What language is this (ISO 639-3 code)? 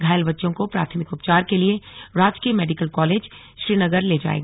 hin